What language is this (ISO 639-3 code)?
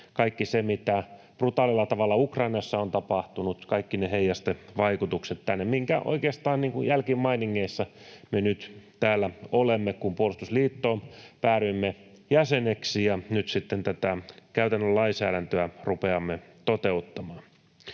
fin